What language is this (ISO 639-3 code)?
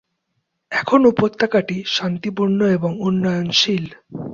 ben